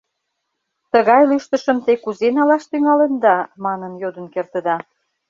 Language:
Mari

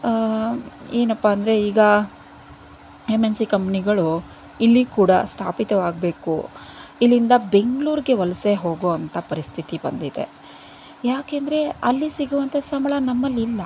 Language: Kannada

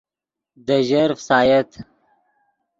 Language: Yidgha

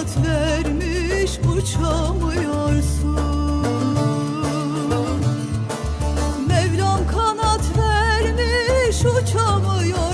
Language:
Turkish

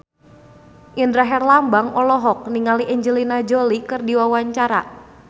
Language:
Sundanese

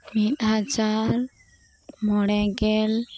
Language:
Santali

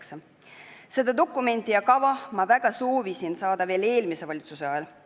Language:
Estonian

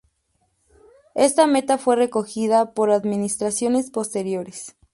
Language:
Spanish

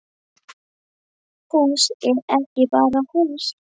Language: Icelandic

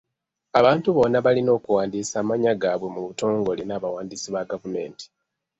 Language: Ganda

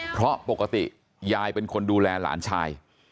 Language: Thai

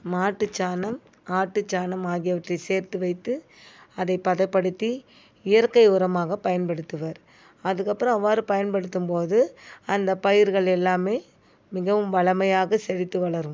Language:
Tamil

